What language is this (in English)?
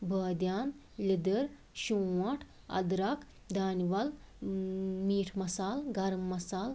Kashmiri